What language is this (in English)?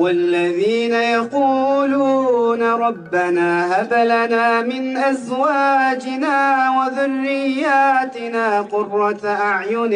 Arabic